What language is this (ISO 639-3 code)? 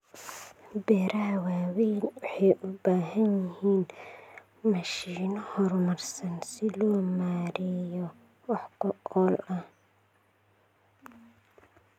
som